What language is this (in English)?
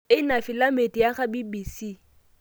Masai